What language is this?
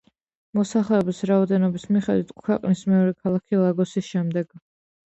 Georgian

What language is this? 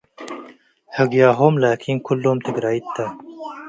Tigre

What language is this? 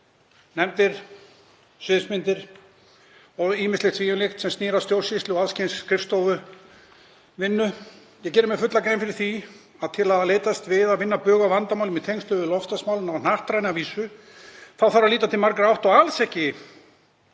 Icelandic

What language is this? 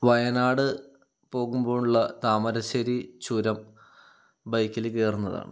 Malayalam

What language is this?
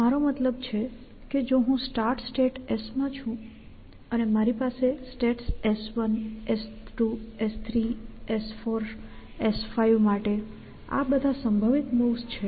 Gujarati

